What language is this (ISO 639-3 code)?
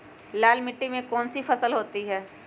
mag